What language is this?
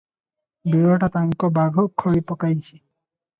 Odia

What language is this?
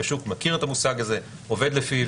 Hebrew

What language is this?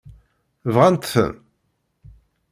Kabyle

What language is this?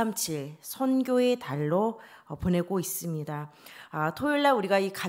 Korean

